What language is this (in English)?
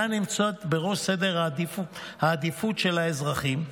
Hebrew